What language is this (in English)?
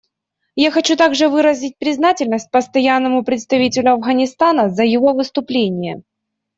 Russian